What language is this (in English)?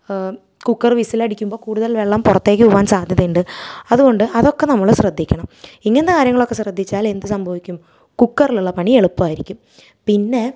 Malayalam